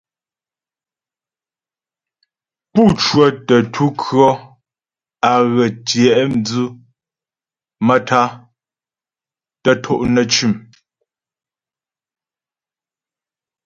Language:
Ghomala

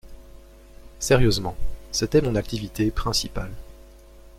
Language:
French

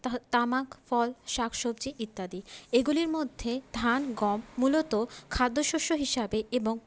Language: Bangla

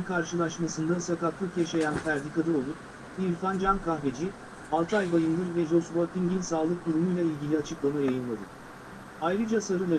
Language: Turkish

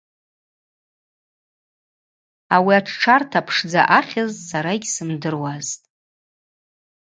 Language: Abaza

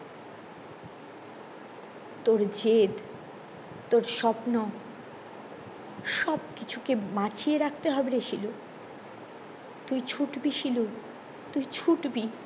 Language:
Bangla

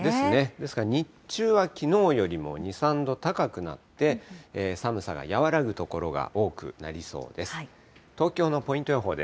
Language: Japanese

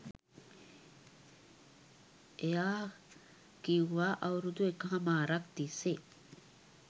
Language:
Sinhala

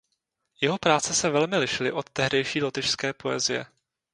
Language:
Czech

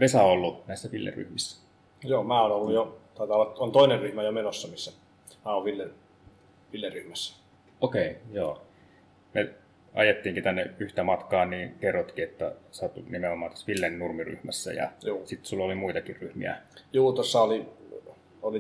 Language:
Finnish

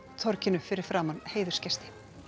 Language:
Icelandic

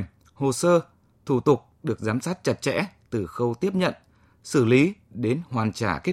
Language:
Vietnamese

